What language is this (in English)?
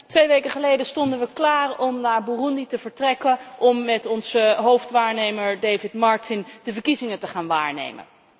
Dutch